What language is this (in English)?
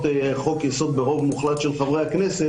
Hebrew